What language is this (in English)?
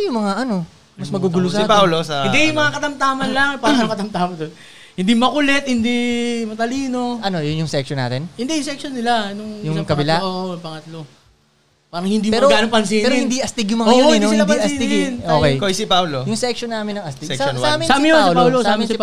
Filipino